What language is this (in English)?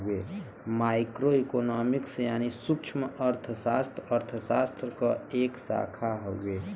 Bhojpuri